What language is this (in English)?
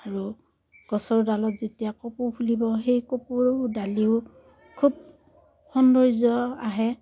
Assamese